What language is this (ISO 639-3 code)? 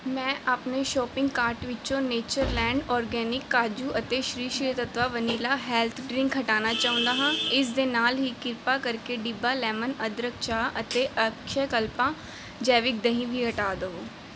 pan